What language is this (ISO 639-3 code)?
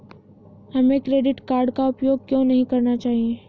hin